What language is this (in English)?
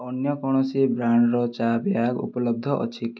Odia